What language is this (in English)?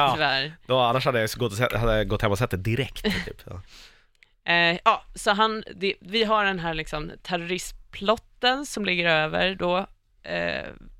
Swedish